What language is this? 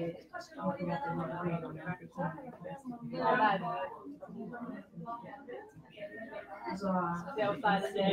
Norwegian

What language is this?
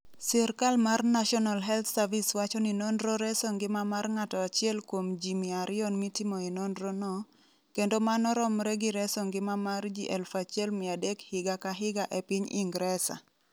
Luo (Kenya and Tanzania)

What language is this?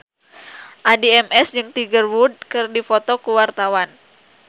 Sundanese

